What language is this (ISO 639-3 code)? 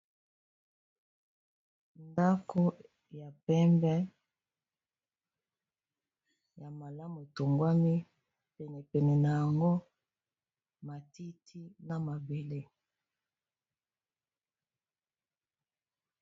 lin